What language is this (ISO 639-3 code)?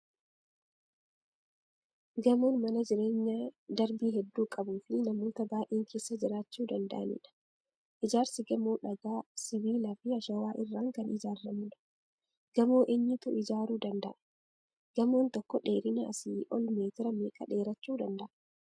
orm